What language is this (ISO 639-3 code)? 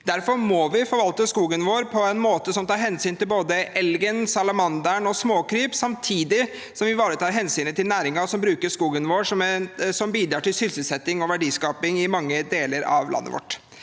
nor